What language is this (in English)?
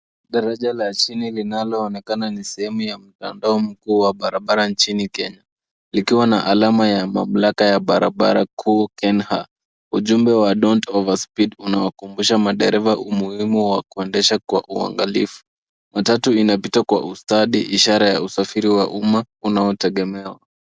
Swahili